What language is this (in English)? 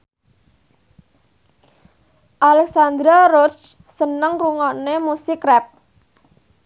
Javanese